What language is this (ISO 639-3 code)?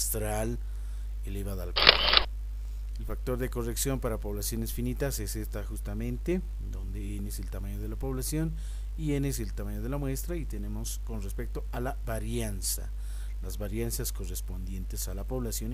spa